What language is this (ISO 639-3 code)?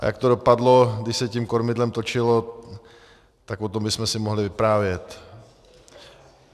ces